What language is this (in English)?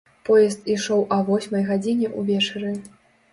Belarusian